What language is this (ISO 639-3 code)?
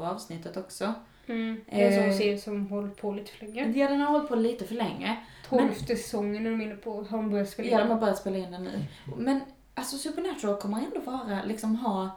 swe